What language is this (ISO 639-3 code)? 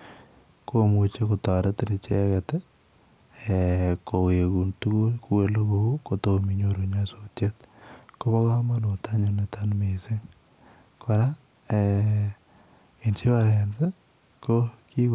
kln